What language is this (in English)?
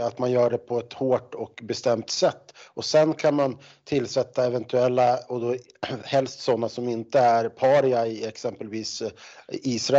Swedish